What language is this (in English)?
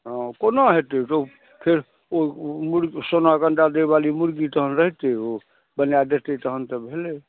Maithili